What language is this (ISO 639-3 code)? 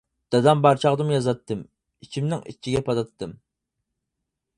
uig